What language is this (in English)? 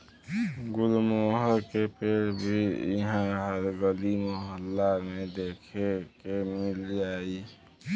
Bhojpuri